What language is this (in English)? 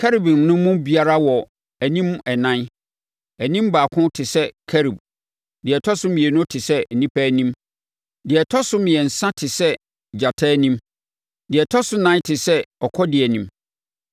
Akan